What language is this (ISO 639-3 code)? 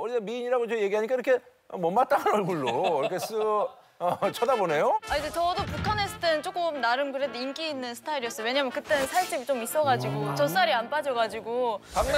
kor